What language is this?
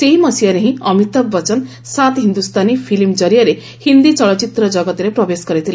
Odia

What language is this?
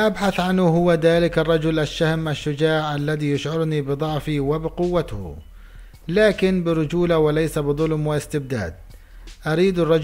Arabic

